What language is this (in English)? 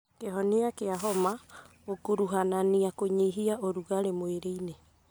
Kikuyu